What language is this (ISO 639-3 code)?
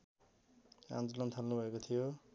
nep